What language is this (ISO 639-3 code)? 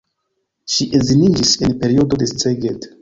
epo